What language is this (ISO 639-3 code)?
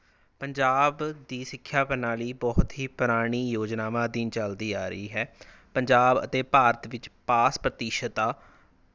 pan